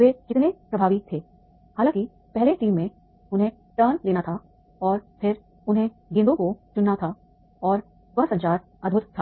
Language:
Hindi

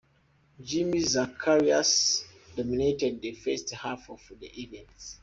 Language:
English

